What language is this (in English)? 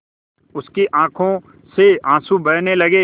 Hindi